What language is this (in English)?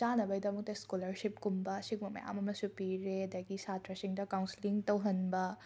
Manipuri